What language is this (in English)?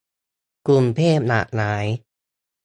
Thai